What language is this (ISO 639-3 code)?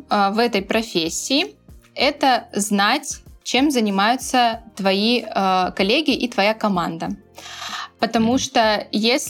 rus